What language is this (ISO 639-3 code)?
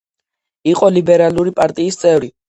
kat